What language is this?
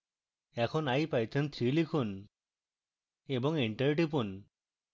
Bangla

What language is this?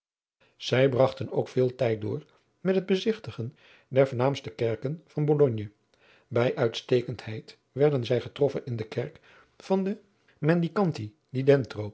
Dutch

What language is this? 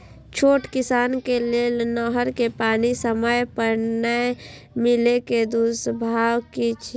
Maithili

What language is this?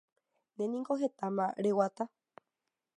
Guarani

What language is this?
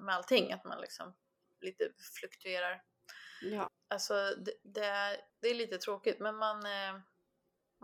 Swedish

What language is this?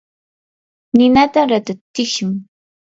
Yanahuanca Pasco Quechua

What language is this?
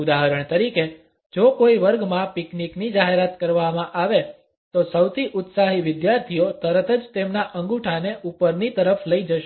Gujarati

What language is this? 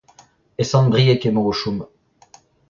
Breton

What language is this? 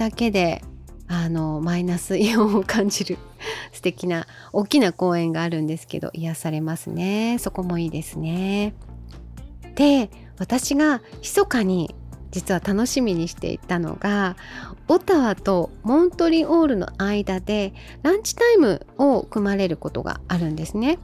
Japanese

